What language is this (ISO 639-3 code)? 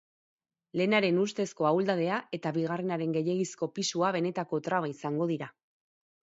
eus